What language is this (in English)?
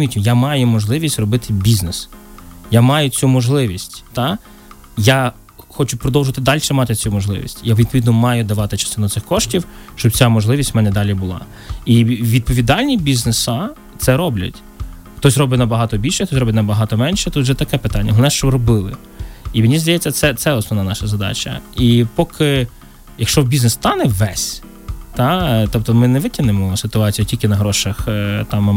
Ukrainian